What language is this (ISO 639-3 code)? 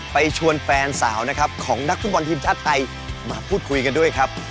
tha